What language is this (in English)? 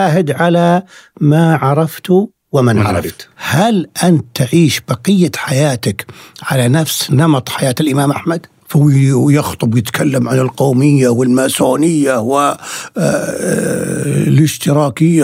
Arabic